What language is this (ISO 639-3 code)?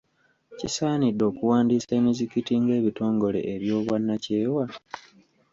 lug